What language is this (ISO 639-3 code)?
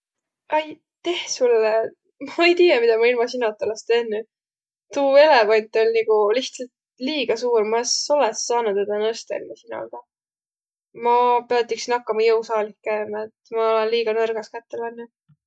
vro